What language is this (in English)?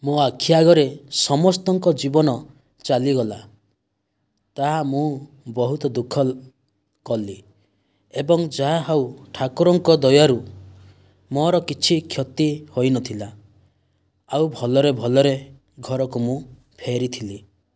Odia